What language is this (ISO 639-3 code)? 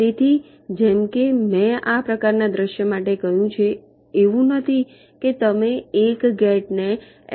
guj